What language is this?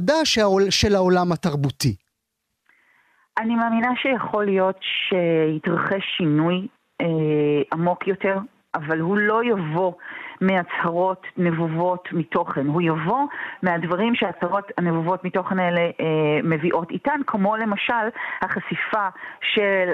Hebrew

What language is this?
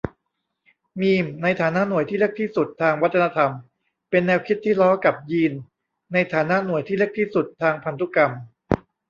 Thai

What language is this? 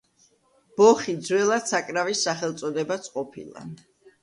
Georgian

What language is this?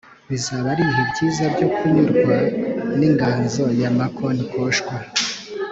Kinyarwanda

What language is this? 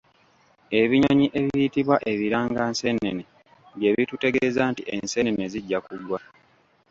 Ganda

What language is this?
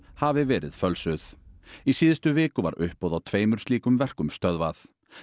Icelandic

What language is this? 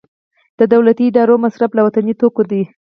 Pashto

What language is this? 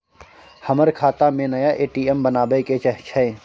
Maithili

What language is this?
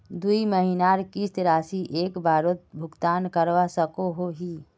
Magahi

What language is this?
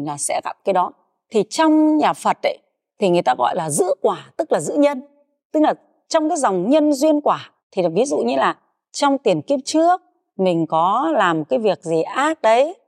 Vietnamese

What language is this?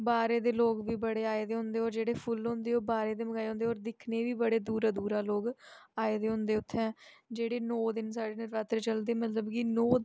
Dogri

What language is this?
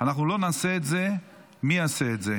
Hebrew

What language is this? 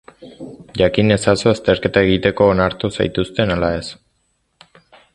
Basque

